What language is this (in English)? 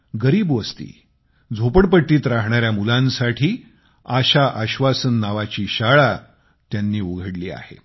Marathi